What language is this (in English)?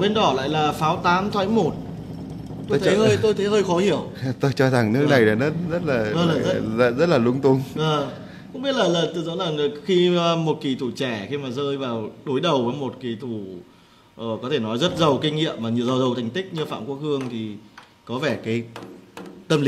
Vietnamese